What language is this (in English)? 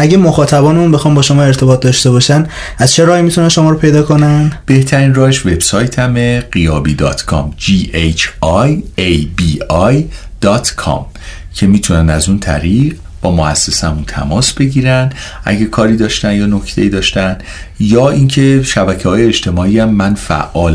Persian